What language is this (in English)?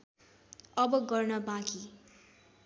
Nepali